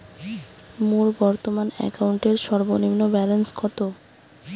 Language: Bangla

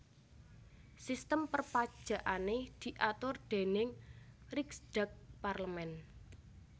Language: Javanese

